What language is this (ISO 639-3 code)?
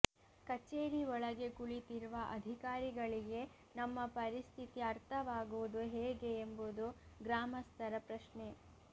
kan